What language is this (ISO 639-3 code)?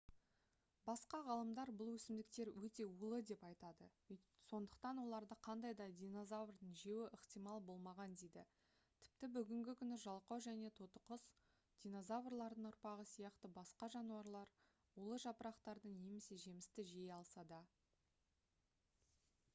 kaz